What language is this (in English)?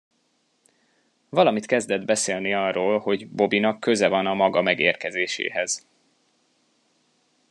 Hungarian